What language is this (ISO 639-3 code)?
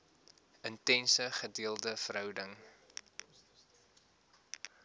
afr